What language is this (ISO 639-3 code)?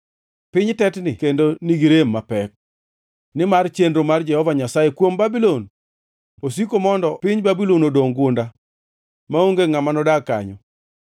luo